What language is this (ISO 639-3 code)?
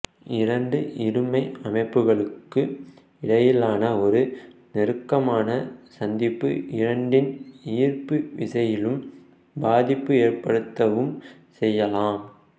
tam